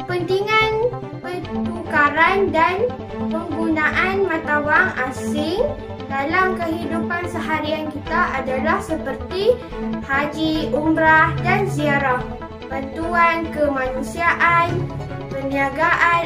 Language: Malay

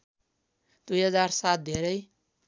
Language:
Nepali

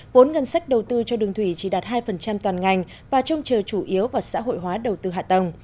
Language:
Vietnamese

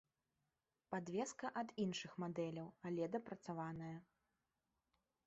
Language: Belarusian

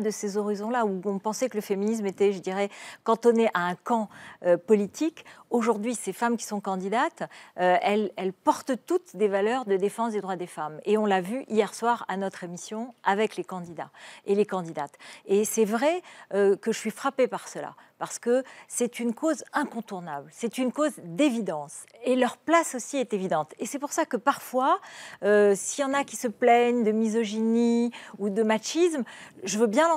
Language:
French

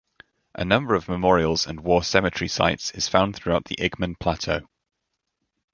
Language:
English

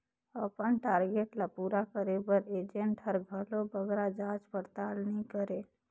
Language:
Chhattisgarhi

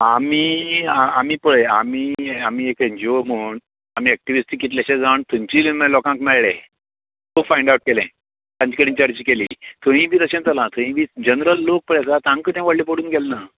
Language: Konkani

